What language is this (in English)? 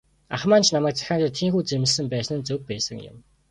Mongolian